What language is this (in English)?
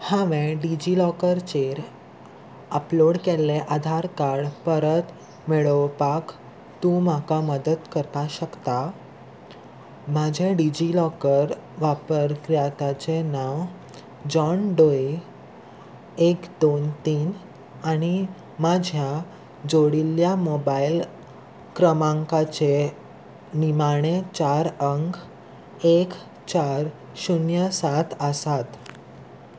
Konkani